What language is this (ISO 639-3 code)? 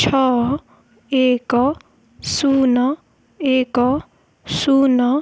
ori